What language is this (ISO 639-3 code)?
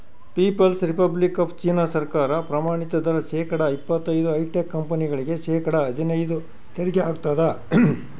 kan